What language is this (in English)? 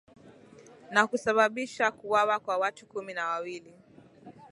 Swahili